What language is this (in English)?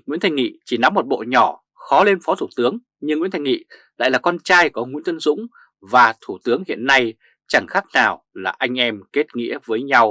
Vietnamese